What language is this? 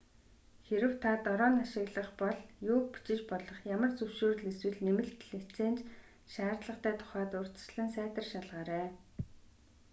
Mongolian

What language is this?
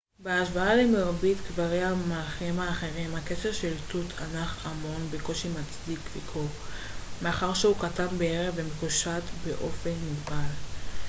Hebrew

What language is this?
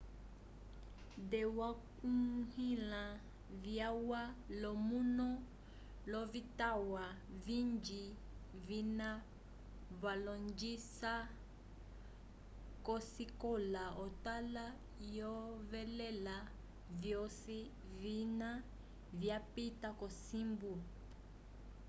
Umbundu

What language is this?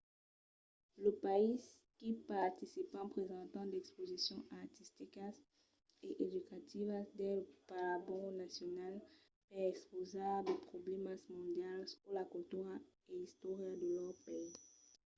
Occitan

